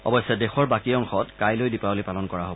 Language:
Assamese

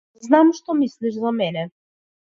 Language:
Macedonian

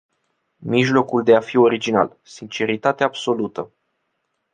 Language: Romanian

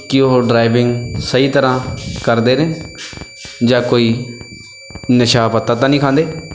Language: Punjabi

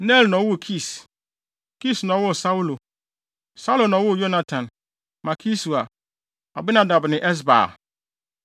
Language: Akan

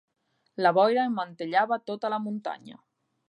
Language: Catalan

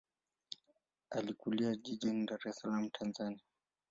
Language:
Swahili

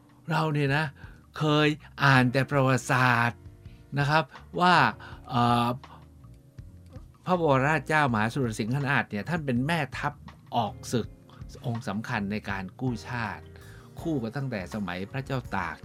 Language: Thai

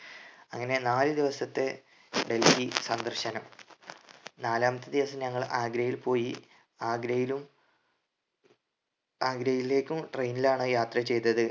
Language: Malayalam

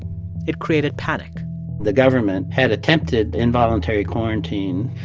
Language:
English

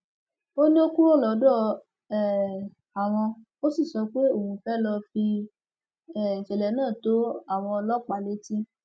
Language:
Yoruba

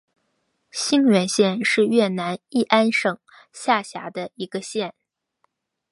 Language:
Chinese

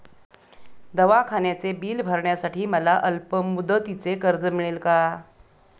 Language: Marathi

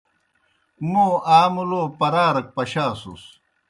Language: Kohistani Shina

